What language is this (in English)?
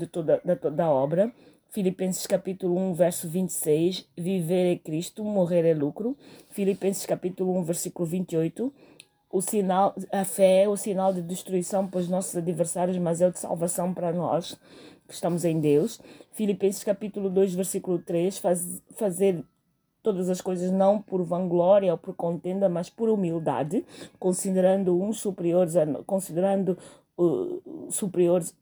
Portuguese